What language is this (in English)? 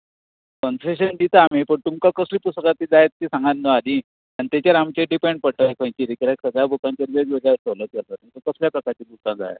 Konkani